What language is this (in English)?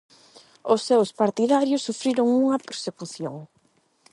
Galician